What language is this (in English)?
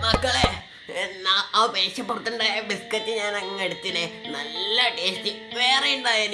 Malayalam